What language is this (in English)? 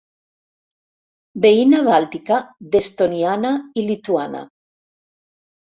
Catalan